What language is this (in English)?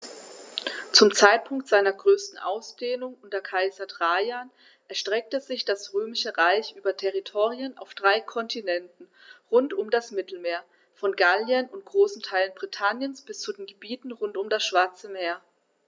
German